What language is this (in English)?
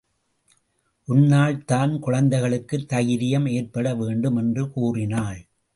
Tamil